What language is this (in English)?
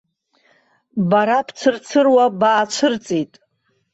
Abkhazian